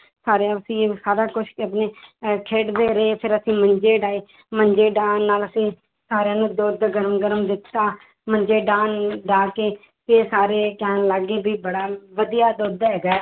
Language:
Punjabi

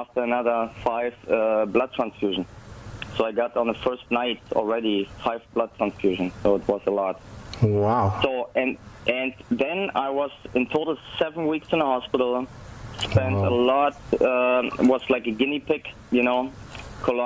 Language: English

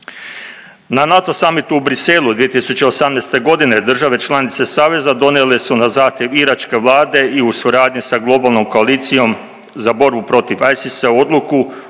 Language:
Croatian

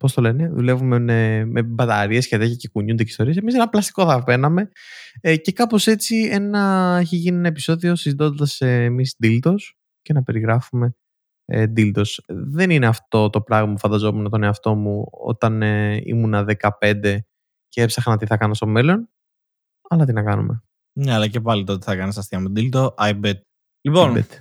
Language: Greek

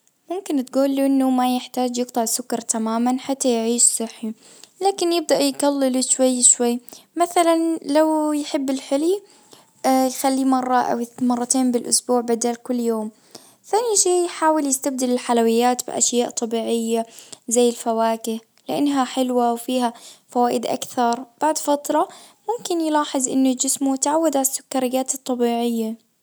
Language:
Najdi Arabic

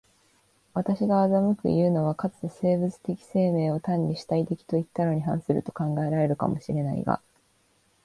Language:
Japanese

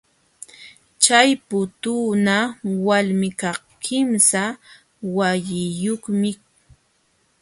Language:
Jauja Wanca Quechua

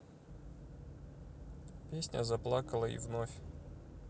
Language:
Russian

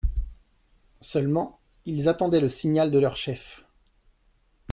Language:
French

